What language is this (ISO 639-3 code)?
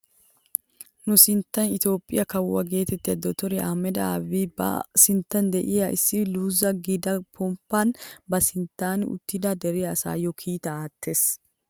wal